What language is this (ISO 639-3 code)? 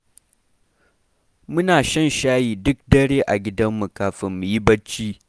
hau